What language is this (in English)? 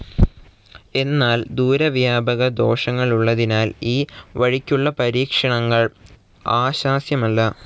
Malayalam